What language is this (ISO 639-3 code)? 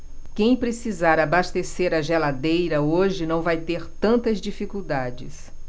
por